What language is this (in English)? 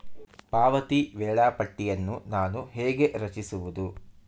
Kannada